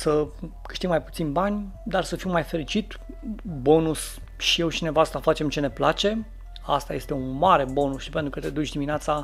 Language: Romanian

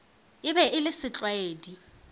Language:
Northern Sotho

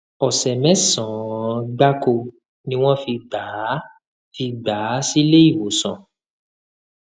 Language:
Yoruba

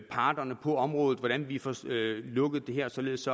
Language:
Danish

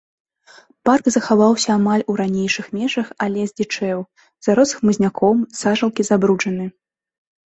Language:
Belarusian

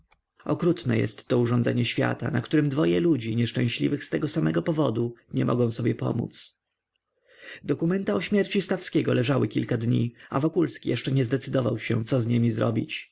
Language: Polish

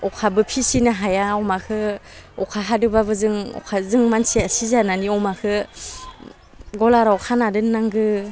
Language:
Bodo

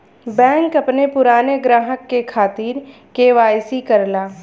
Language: Bhojpuri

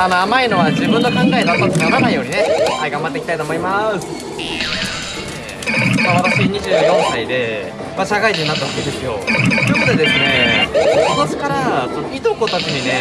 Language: Japanese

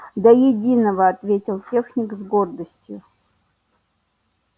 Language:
Russian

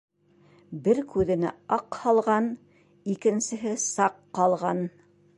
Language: Bashkir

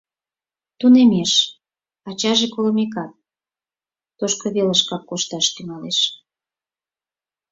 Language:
Mari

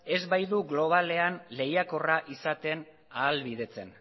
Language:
Basque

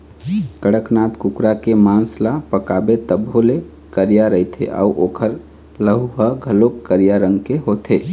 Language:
Chhattisgarhi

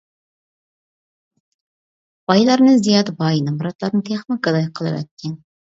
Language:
Uyghur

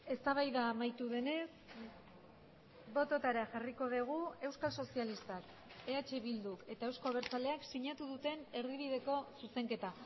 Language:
Basque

